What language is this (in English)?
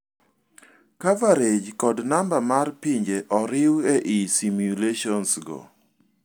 Luo (Kenya and Tanzania)